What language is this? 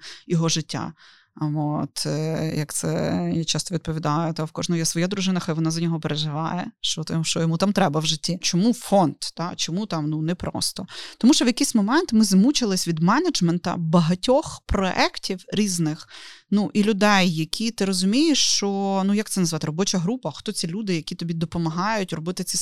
Ukrainian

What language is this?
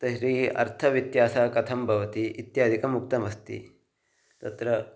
Sanskrit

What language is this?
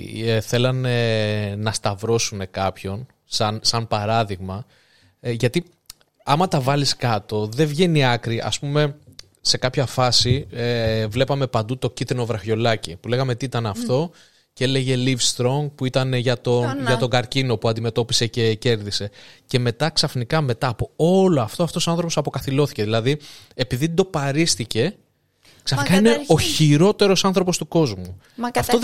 Greek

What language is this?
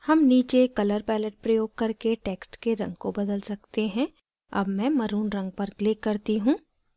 Hindi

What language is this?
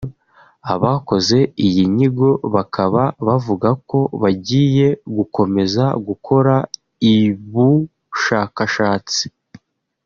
Kinyarwanda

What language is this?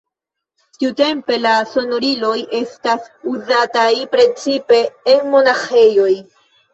Esperanto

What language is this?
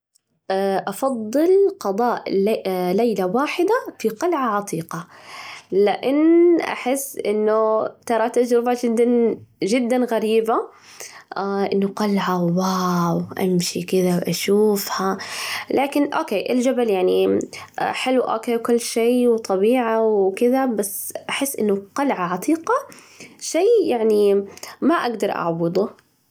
Najdi Arabic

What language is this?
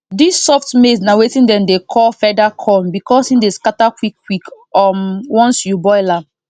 Nigerian Pidgin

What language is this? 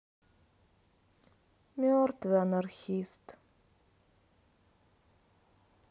Russian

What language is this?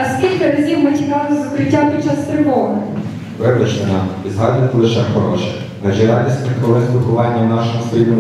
Ukrainian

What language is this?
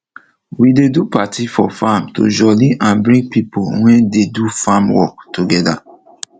Nigerian Pidgin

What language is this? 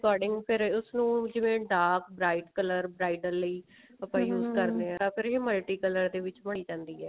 Punjabi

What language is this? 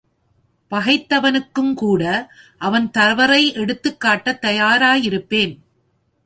Tamil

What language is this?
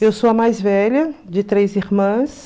Portuguese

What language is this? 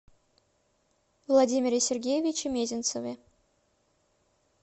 Russian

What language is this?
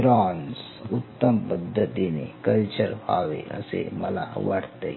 Marathi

